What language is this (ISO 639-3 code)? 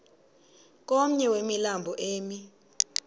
xho